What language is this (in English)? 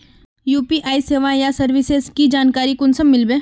Magahi